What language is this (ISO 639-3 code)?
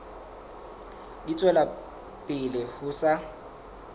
sot